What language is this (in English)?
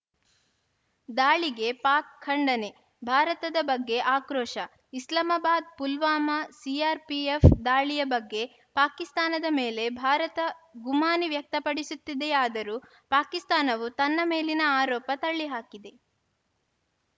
Kannada